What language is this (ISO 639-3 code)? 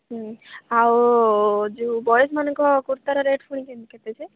ori